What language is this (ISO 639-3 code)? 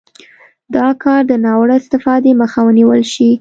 pus